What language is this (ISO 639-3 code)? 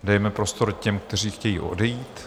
ces